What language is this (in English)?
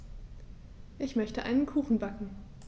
German